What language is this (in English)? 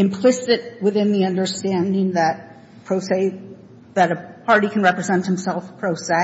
English